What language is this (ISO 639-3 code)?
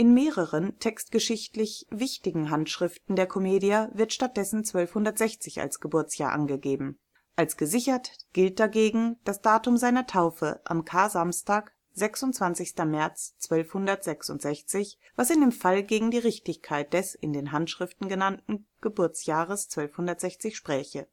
deu